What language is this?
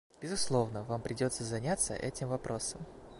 Russian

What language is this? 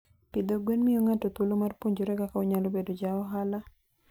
Luo (Kenya and Tanzania)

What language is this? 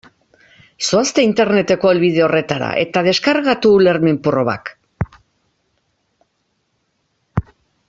Basque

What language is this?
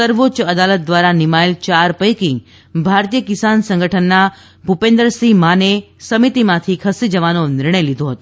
Gujarati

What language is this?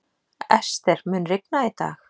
Icelandic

